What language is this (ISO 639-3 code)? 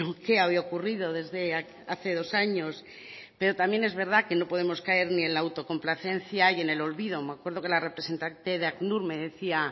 spa